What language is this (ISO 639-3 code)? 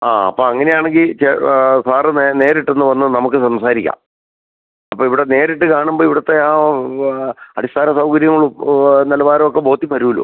mal